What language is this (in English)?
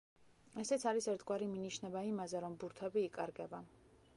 Georgian